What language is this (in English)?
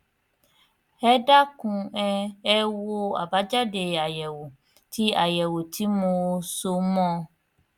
Yoruba